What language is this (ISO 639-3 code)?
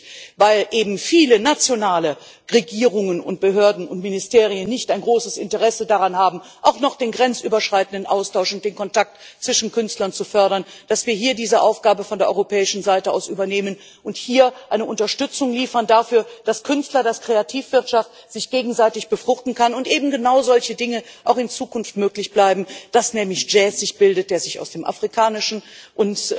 deu